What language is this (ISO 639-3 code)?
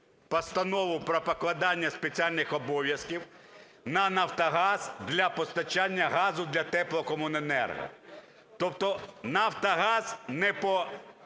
ukr